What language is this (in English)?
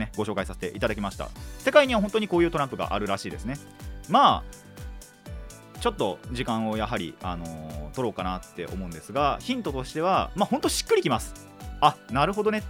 Japanese